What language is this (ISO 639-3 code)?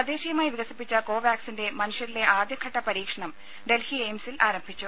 mal